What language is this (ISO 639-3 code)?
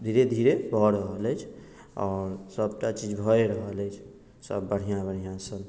mai